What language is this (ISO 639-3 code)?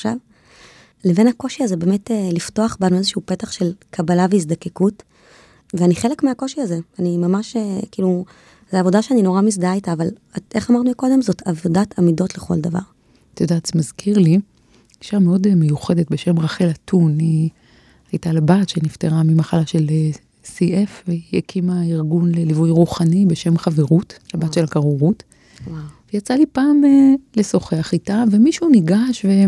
heb